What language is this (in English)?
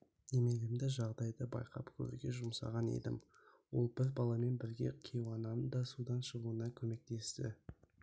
Kazakh